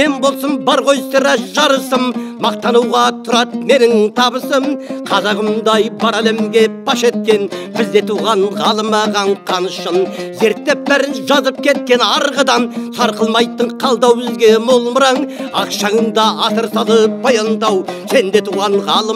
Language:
Turkish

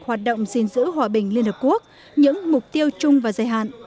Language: Vietnamese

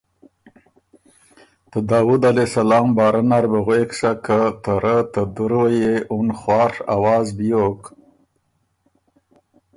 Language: Ormuri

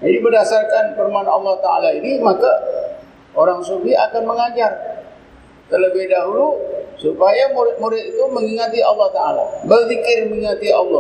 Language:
Malay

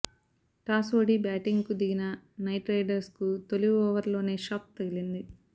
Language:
Telugu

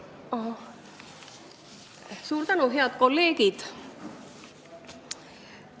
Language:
Estonian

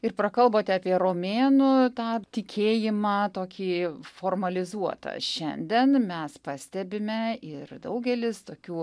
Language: Lithuanian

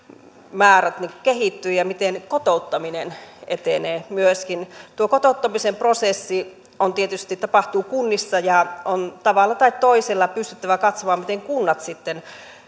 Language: Finnish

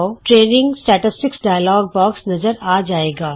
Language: Punjabi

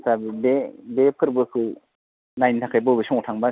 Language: Bodo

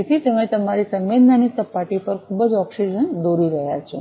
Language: Gujarati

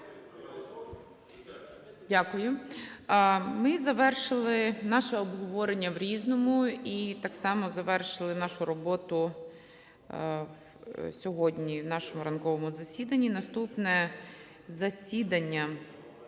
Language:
Ukrainian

